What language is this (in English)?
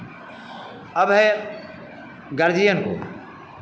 Hindi